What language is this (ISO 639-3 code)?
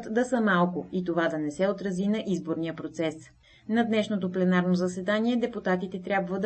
bul